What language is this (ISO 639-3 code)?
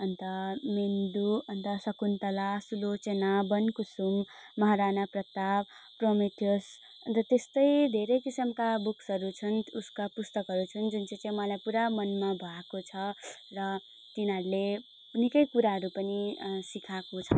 nep